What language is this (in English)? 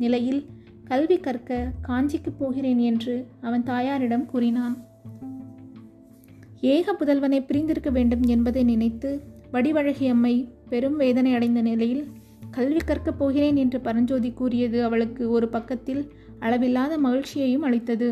Tamil